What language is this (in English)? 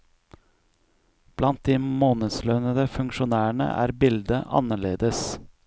Norwegian